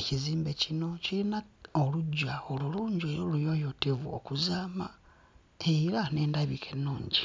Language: Ganda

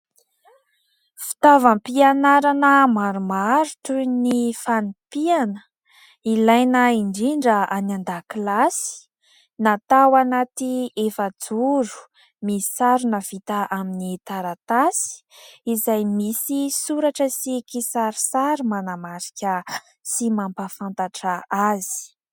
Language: Malagasy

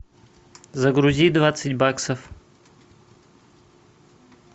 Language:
Russian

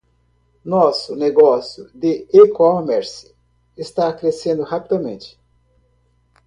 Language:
Portuguese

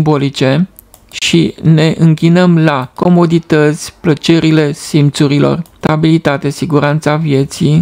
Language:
Romanian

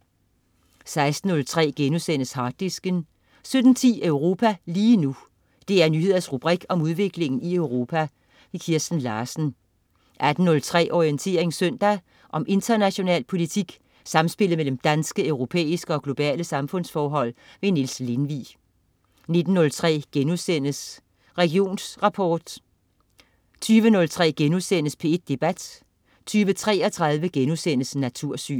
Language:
Danish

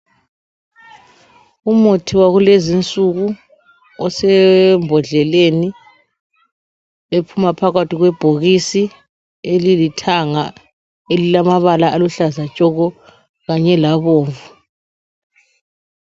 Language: North Ndebele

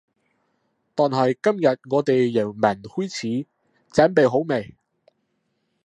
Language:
Cantonese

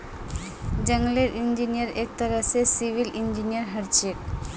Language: Magahi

